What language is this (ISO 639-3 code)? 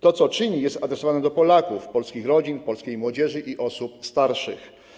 pol